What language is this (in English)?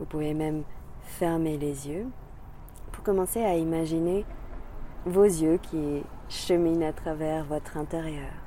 French